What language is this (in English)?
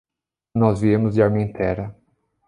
Portuguese